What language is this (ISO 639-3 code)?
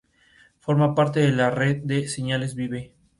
spa